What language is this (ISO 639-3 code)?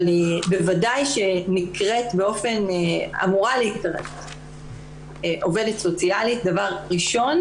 heb